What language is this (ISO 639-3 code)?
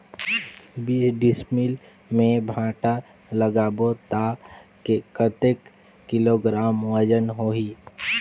hne